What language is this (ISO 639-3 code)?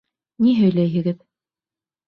bak